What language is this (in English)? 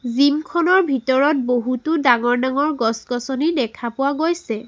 Assamese